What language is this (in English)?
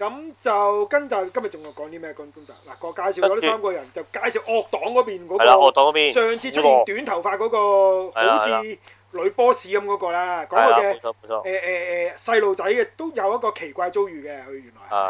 Chinese